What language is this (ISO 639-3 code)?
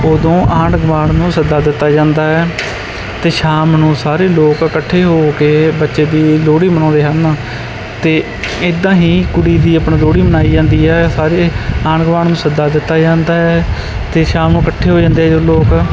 pan